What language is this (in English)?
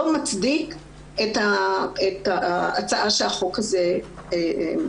Hebrew